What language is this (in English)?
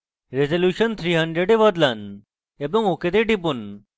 Bangla